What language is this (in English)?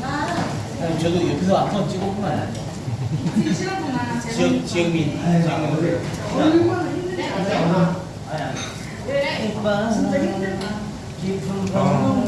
Korean